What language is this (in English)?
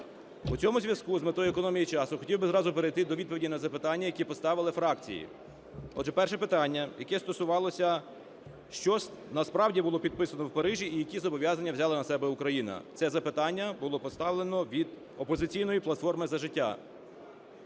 Ukrainian